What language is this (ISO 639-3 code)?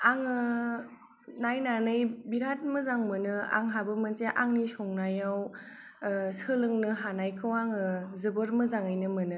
brx